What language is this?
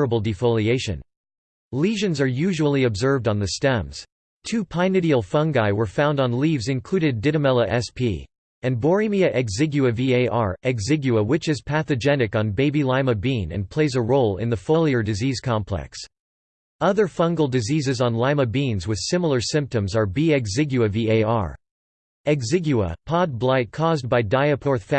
English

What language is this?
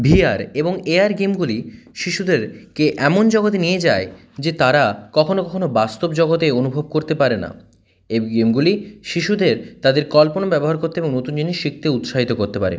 Bangla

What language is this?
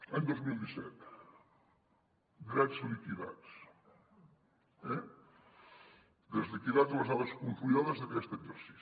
Catalan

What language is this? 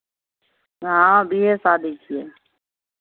Maithili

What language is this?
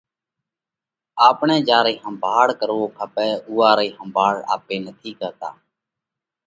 Parkari Koli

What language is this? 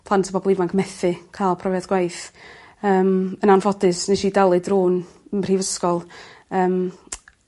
Welsh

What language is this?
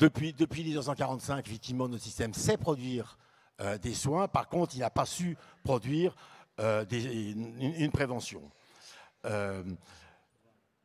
French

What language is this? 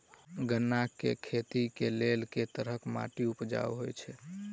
Maithili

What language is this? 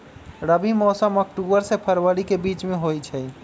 Magahi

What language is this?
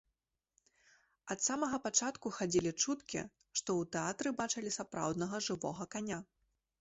Belarusian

